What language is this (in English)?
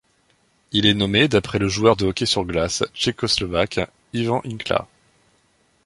French